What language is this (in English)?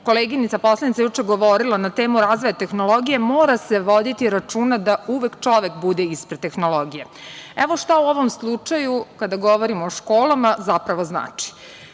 Serbian